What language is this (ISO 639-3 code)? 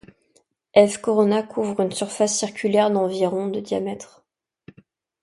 fra